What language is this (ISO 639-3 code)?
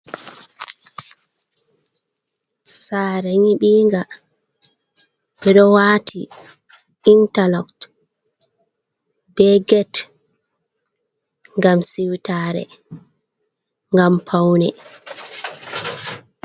ful